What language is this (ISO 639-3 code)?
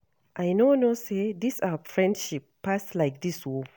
pcm